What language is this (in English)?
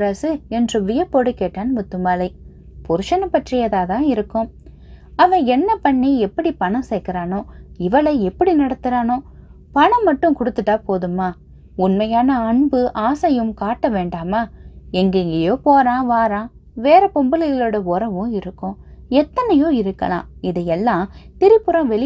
Tamil